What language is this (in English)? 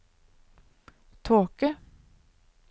Norwegian